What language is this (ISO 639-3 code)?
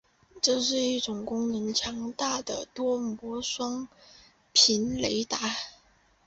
zho